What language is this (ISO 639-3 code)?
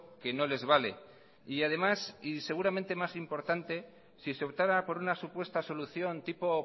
spa